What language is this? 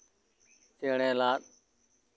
Santali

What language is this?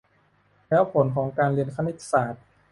Thai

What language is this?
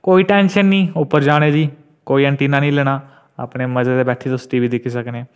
Dogri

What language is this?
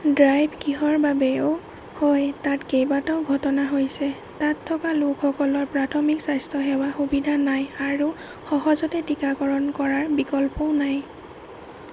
Assamese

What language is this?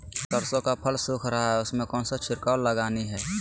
Magahi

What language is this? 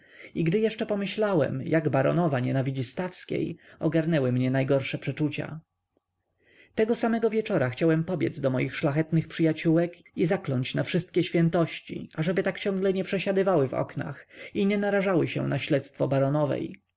Polish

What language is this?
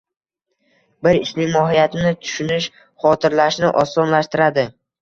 Uzbek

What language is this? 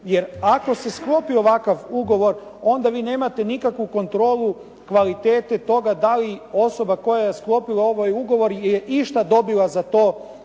Croatian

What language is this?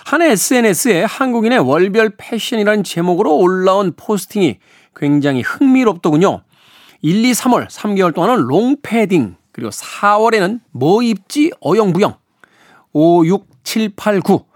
Korean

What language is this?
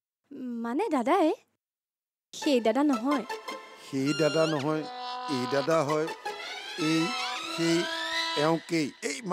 Bangla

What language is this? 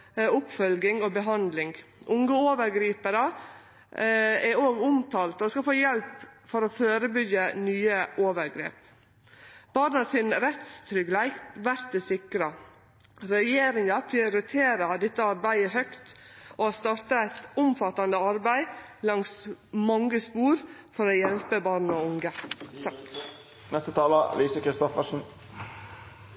Norwegian Nynorsk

